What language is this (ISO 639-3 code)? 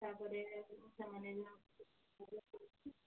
ori